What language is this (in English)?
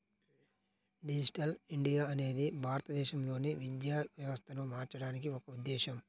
Telugu